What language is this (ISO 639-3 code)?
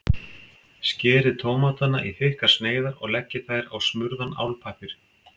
isl